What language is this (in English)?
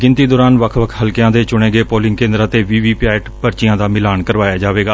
Punjabi